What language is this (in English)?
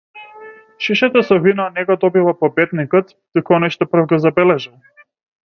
Macedonian